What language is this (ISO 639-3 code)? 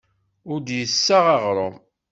kab